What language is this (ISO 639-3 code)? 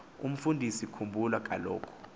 xho